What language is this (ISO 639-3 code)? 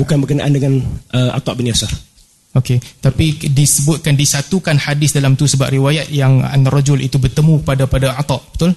msa